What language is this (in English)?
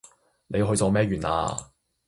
Cantonese